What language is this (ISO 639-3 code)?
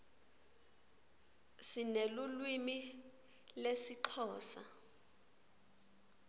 ssw